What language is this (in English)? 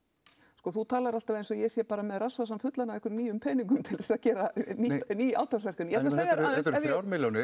Icelandic